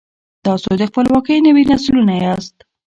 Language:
Pashto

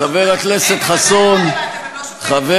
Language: Hebrew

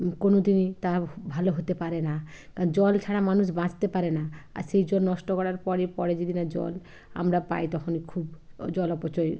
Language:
Bangla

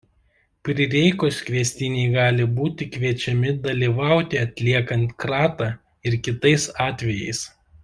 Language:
Lithuanian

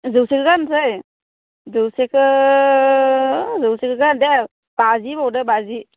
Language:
Bodo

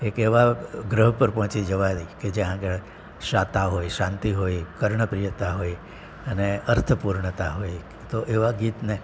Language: Gujarati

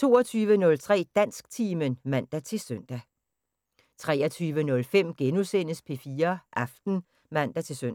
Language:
Danish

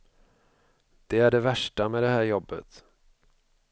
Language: Swedish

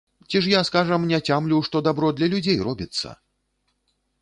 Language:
Belarusian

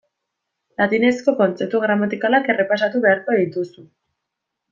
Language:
Basque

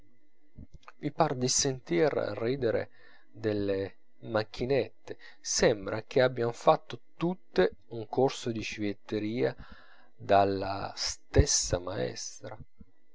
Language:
Italian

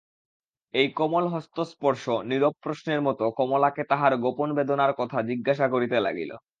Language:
Bangla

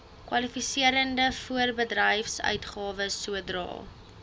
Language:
Afrikaans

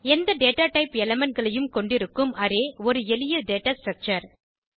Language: Tamil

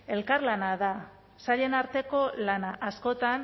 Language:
Basque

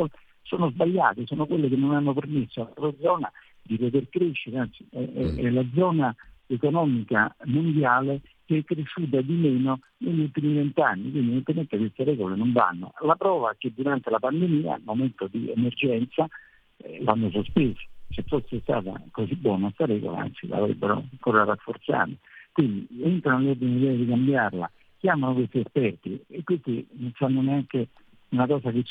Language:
Italian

